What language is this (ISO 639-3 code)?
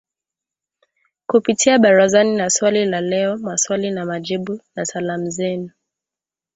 swa